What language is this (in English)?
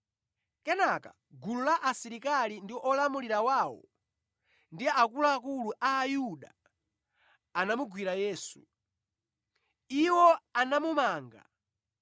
Nyanja